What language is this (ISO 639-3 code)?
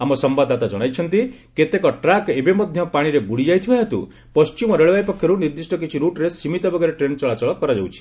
ori